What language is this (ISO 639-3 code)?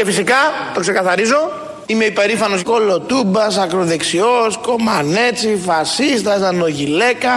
ell